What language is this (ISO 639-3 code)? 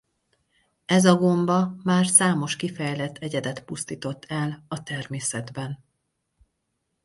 hun